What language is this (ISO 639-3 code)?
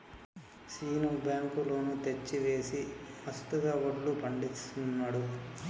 tel